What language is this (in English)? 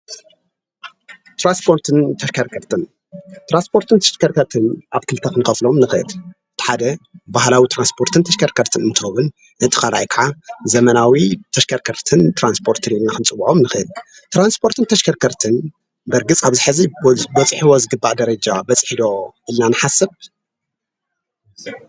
Tigrinya